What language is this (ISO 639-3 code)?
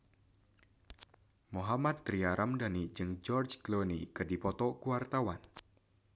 sun